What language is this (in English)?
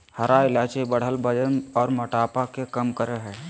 Magahi